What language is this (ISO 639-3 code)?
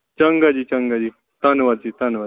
pan